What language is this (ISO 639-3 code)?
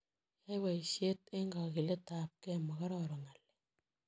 kln